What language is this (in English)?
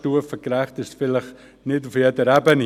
Swiss German